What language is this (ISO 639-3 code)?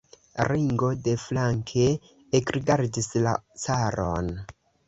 epo